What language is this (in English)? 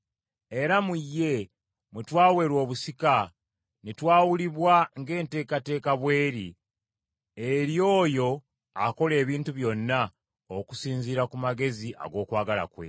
Ganda